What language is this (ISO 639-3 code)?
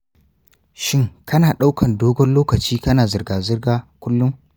hau